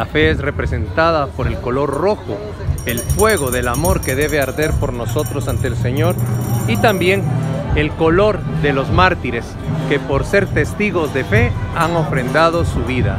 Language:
Spanish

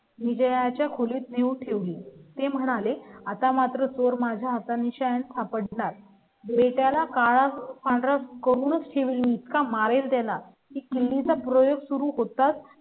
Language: Marathi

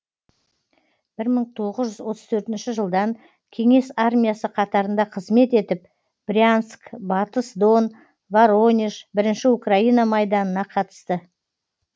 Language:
Kazakh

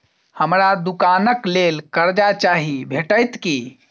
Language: Maithili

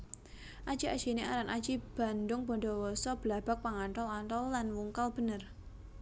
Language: Javanese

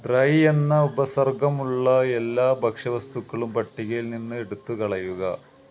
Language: Malayalam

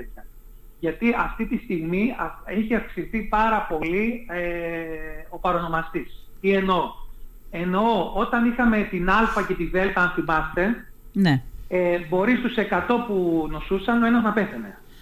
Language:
Greek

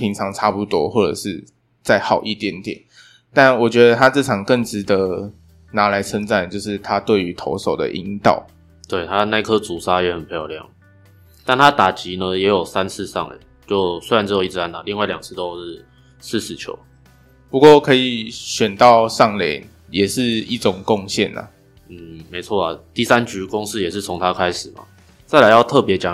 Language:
Chinese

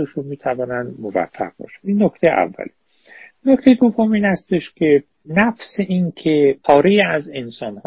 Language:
Persian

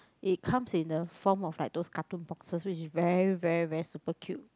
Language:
English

